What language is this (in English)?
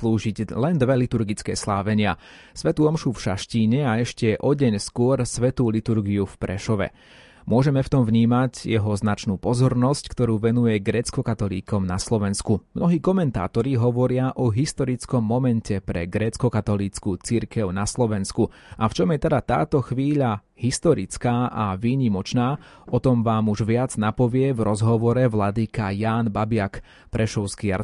Slovak